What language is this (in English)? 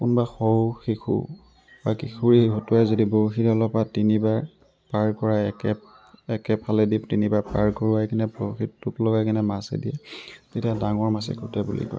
Assamese